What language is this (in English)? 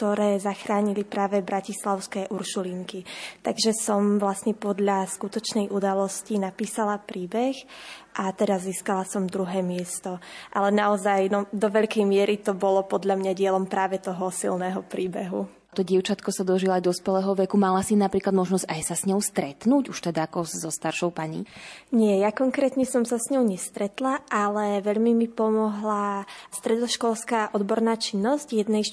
Slovak